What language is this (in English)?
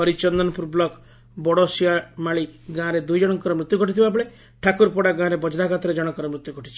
Odia